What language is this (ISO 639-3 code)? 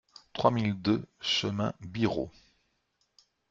fra